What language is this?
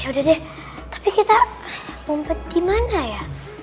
Indonesian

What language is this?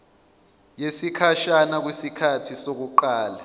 Zulu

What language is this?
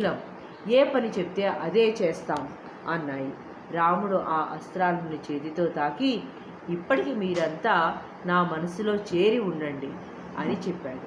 Telugu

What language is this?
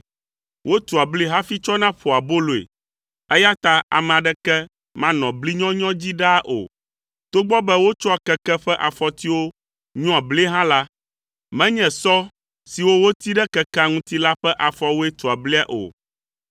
Ewe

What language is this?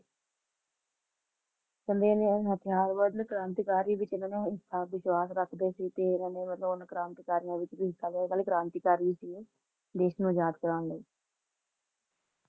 Punjabi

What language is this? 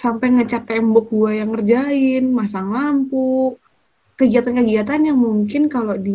Indonesian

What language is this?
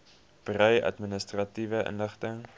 Afrikaans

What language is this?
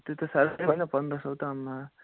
Nepali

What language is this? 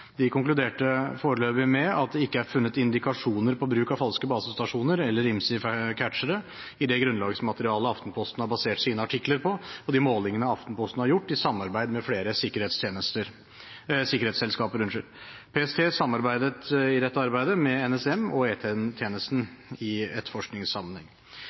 Norwegian Bokmål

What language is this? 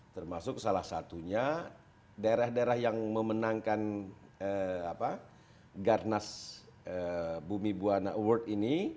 Indonesian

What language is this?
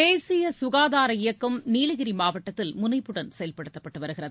Tamil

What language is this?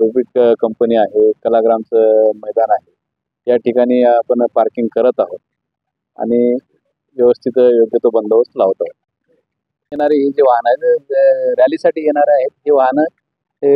Marathi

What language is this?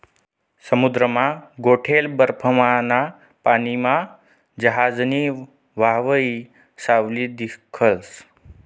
Marathi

